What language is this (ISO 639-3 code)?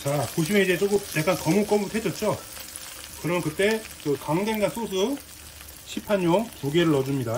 kor